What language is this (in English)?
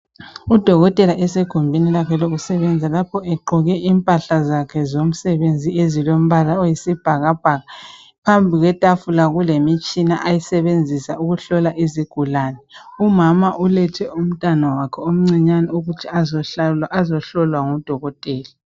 North Ndebele